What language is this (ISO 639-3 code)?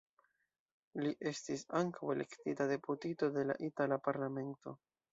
epo